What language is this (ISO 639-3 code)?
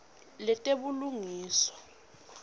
ssw